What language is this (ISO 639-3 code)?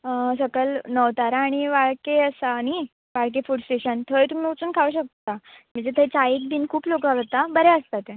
kok